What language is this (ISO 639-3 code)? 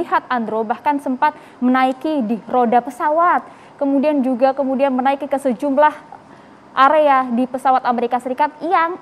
ind